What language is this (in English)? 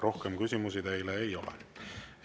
Estonian